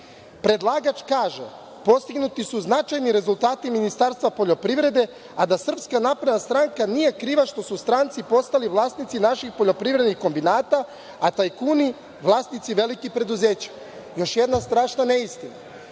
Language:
Serbian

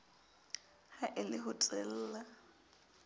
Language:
Southern Sotho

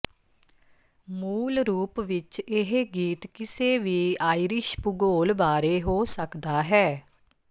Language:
Punjabi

